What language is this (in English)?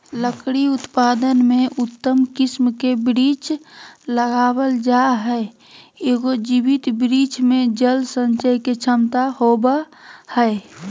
Magahi